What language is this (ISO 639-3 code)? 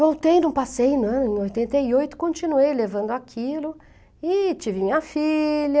por